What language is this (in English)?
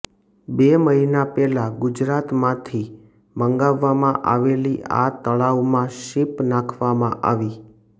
Gujarati